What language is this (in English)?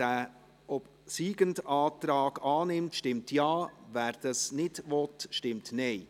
Swiss German